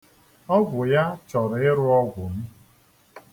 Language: Igbo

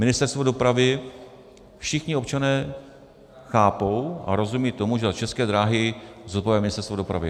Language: Czech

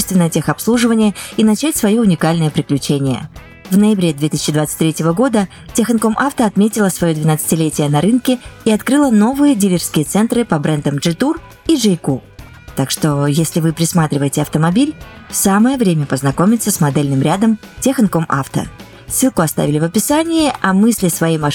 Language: Russian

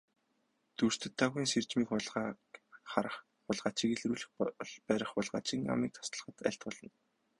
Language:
Mongolian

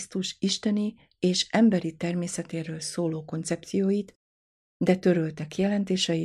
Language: Hungarian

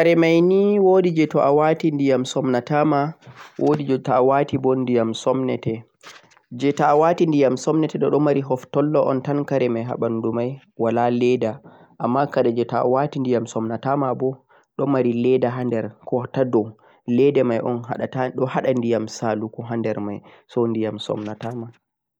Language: Central-Eastern Niger Fulfulde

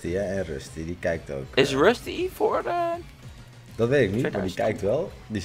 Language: Dutch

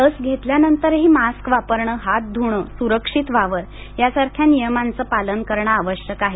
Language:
Marathi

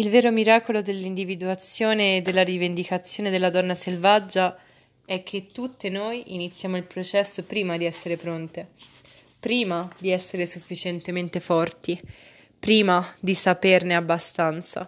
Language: Italian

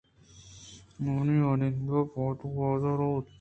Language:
Eastern Balochi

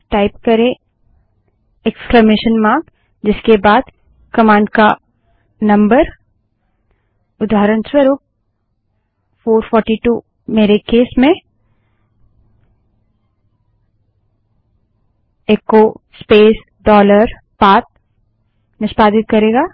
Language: Hindi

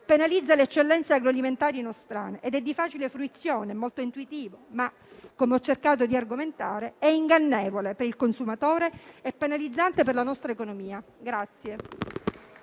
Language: Italian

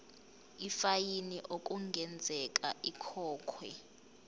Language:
Zulu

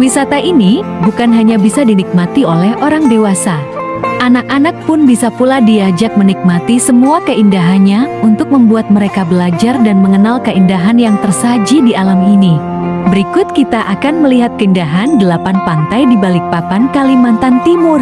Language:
Indonesian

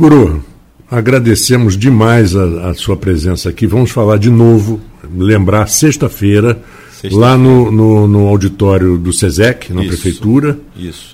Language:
Portuguese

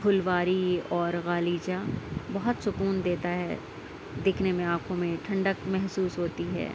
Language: Urdu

